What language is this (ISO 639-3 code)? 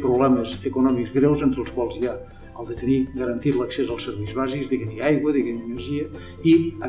spa